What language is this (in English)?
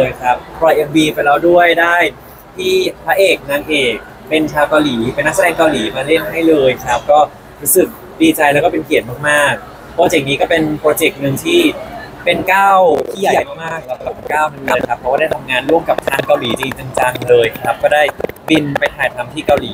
Thai